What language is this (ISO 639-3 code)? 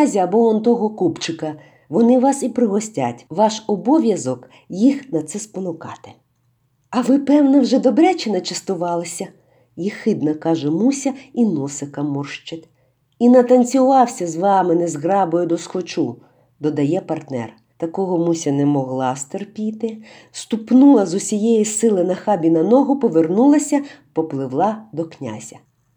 ukr